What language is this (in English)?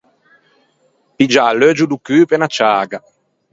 Ligurian